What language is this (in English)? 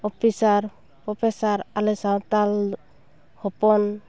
Santali